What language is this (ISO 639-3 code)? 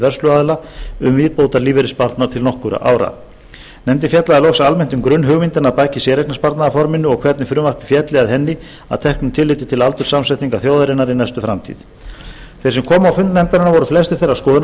isl